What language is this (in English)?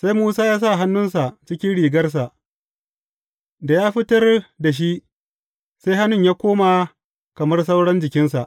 Hausa